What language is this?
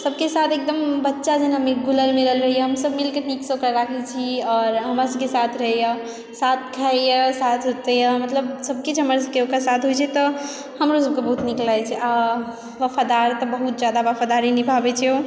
Maithili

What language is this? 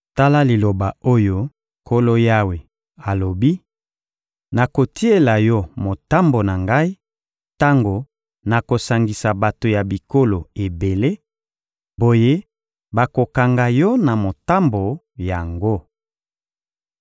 Lingala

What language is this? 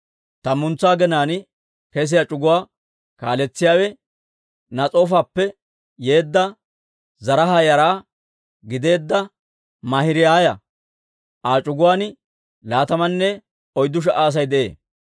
Dawro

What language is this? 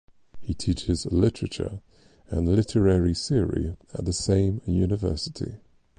English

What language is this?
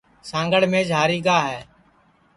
Sansi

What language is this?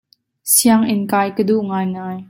Hakha Chin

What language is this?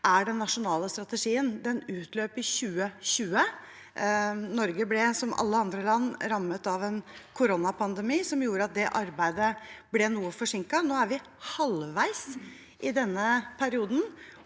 Norwegian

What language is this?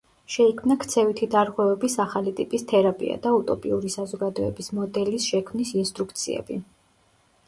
Georgian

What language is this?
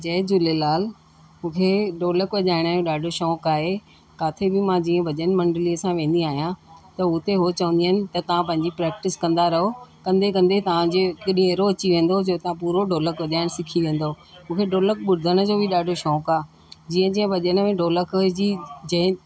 Sindhi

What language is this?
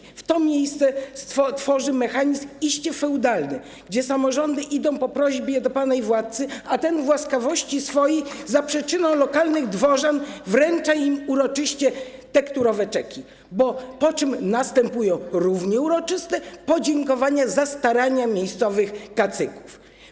Polish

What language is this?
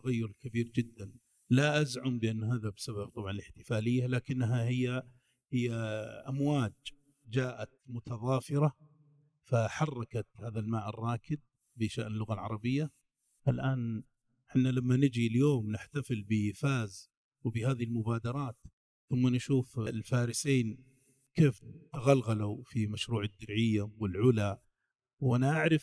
Arabic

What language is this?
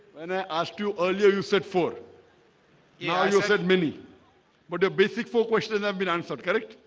English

